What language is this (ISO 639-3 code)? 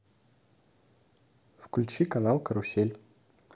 rus